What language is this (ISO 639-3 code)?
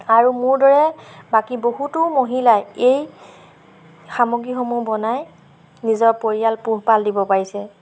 asm